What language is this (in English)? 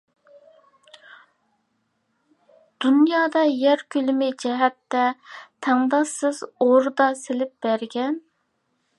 Uyghur